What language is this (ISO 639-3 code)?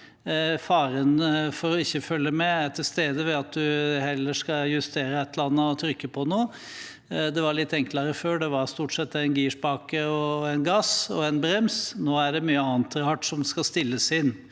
nor